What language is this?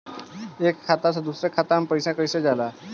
Bhojpuri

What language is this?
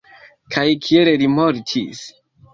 Esperanto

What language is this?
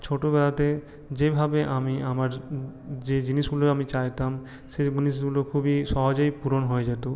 Bangla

